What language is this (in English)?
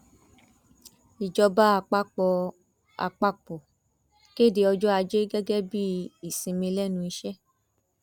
Yoruba